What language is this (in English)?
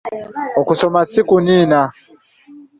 Ganda